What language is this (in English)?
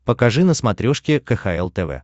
Russian